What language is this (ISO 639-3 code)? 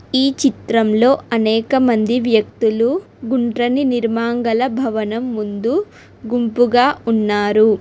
tel